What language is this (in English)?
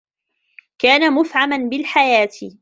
Arabic